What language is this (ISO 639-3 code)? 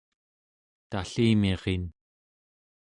esu